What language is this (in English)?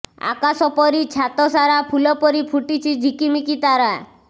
Odia